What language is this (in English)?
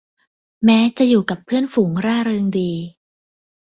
Thai